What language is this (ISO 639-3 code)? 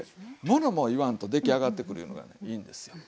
jpn